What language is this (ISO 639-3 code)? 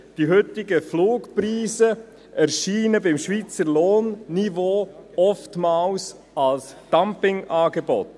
gsw